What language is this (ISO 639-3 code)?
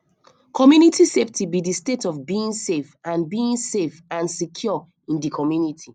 pcm